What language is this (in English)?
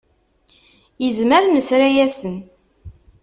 Kabyle